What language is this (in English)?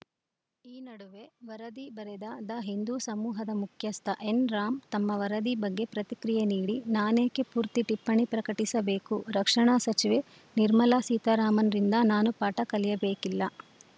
Kannada